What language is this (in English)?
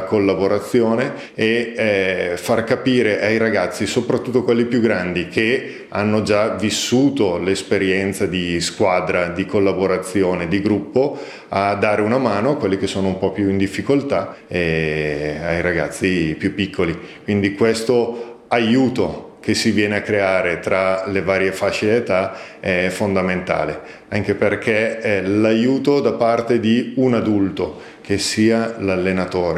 Italian